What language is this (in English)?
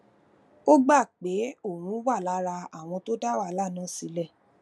Yoruba